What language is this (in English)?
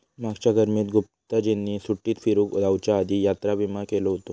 Marathi